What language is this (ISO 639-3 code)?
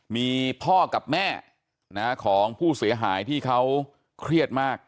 tha